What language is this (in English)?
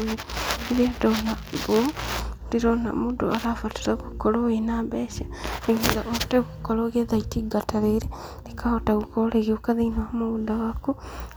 Kikuyu